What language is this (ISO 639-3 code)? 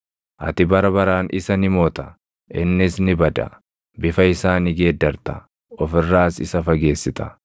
orm